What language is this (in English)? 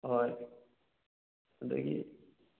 Manipuri